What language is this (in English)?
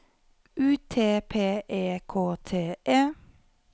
Norwegian